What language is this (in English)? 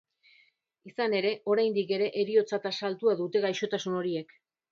Basque